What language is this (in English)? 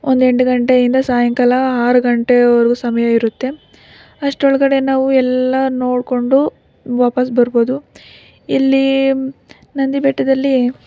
Kannada